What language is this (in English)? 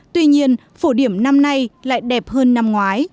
Vietnamese